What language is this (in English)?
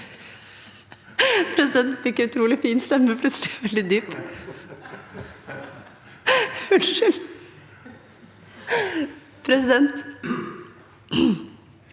Norwegian